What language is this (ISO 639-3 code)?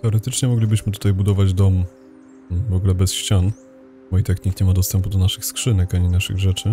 pol